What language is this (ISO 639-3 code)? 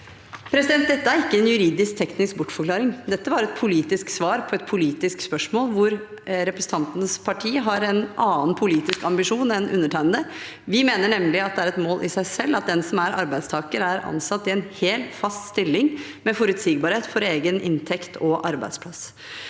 nor